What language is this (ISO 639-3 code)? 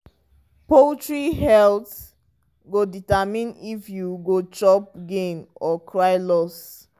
pcm